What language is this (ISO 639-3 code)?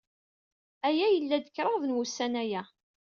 kab